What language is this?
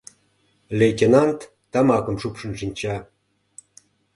Mari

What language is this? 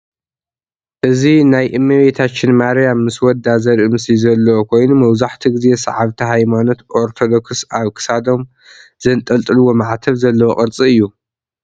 Tigrinya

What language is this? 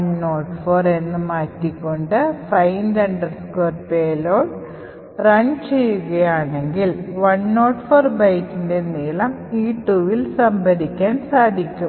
Malayalam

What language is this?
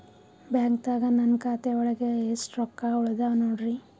Kannada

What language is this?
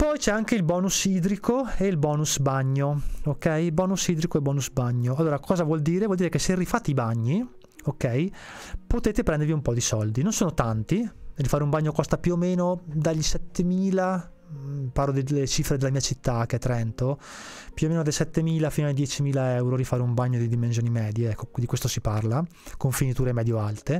Italian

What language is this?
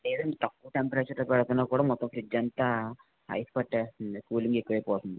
Telugu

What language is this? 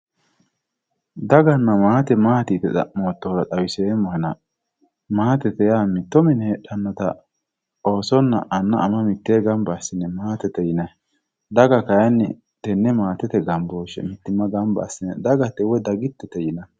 Sidamo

